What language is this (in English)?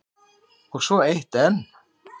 Icelandic